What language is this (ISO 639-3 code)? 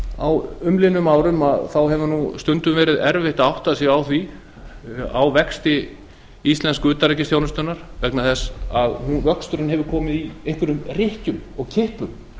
isl